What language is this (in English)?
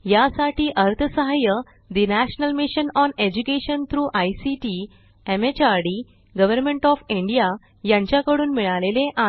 Marathi